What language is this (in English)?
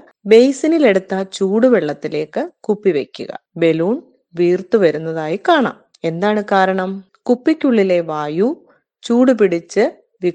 Malayalam